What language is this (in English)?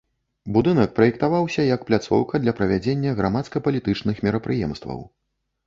Belarusian